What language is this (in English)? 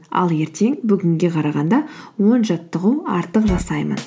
Kazakh